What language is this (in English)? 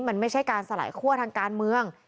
Thai